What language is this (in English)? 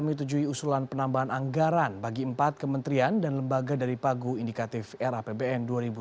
Indonesian